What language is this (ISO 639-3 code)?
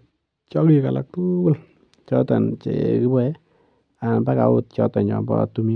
kln